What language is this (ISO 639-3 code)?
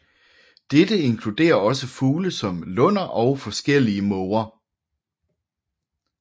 dan